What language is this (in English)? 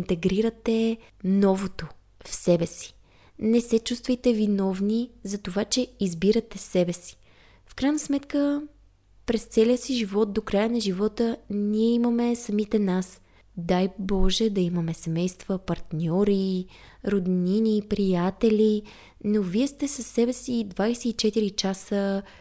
Bulgarian